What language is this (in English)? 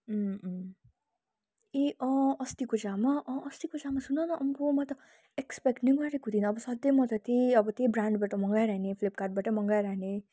Nepali